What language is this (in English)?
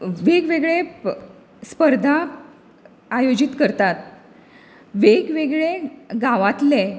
Konkani